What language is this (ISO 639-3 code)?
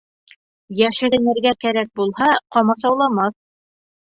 bak